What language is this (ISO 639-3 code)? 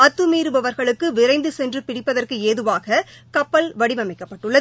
tam